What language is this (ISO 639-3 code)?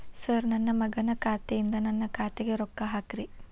kan